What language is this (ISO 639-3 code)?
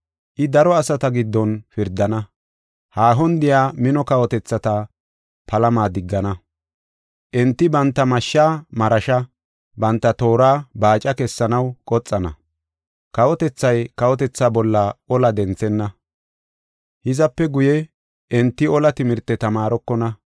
gof